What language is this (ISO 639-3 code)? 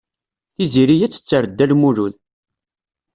kab